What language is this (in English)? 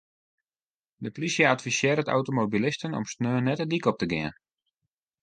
Western Frisian